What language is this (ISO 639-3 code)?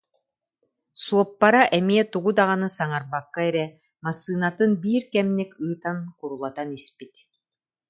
sah